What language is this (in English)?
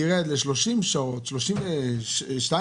Hebrew